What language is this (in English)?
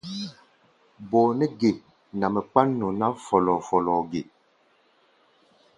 Gbaya